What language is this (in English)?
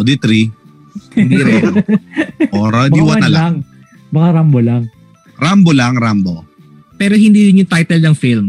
Filipino